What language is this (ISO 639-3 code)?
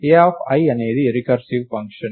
tel